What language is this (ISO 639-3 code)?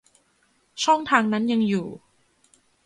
tha